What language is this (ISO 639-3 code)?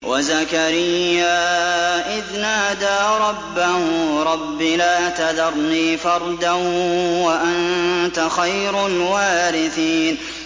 ara